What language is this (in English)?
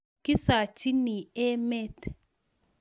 Kalenjin